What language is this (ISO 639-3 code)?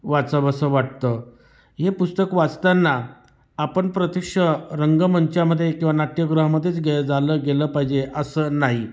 mar